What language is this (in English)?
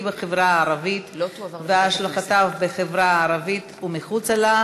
Hebrew